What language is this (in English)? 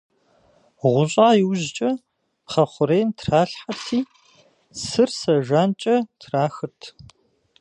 Kabardian